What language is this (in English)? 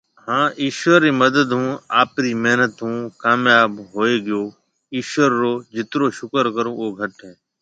Marwari (Pakistan)